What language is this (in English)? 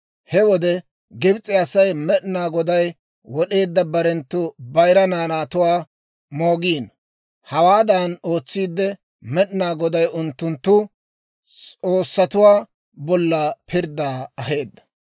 Dawro